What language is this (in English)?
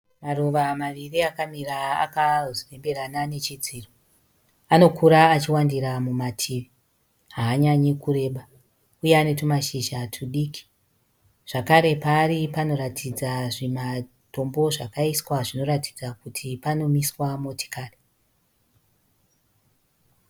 Shona